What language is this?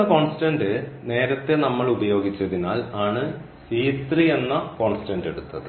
Malayalam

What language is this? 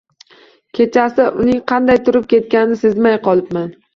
Uzbek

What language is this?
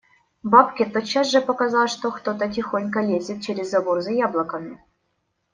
Russian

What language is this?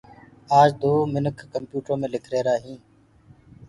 Gurgula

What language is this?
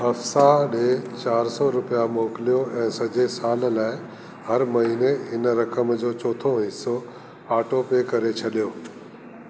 Sindhi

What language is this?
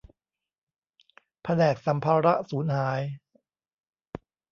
Thai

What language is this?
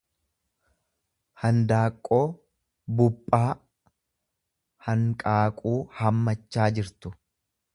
Oromo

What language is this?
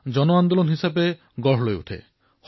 Assamese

